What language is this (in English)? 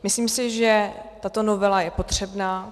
Czech